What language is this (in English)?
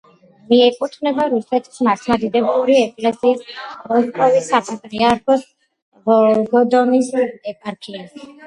Georgian